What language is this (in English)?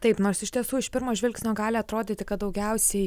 Lithuanian